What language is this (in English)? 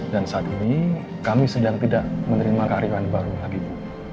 Indonesian